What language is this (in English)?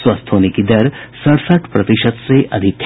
Hindi